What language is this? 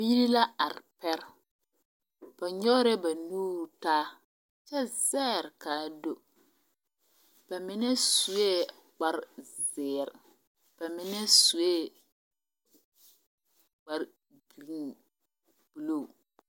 Southern Dagaare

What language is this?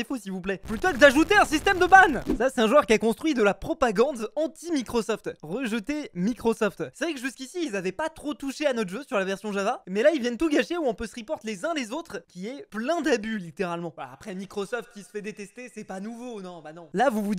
French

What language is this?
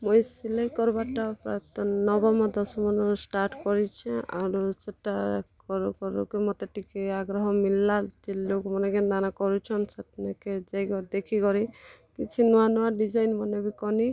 Odia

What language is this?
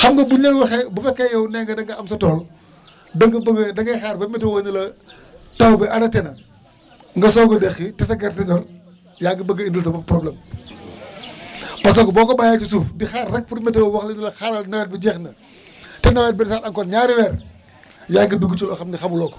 Wolof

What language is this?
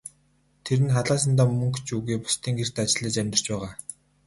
Mongolian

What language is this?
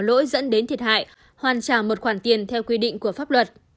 Vietnamese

